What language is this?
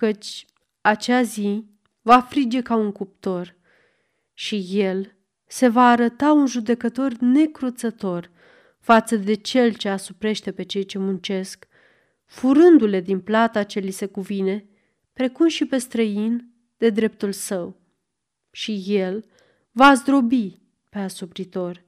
Romanian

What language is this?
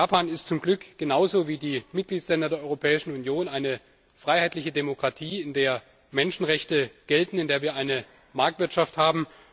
German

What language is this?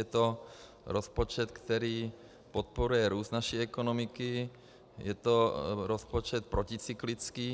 Czech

